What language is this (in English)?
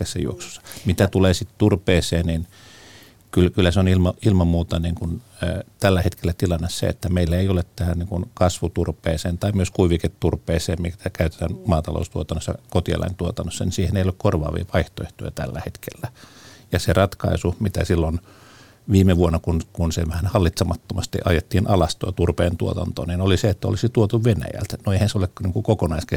Finnish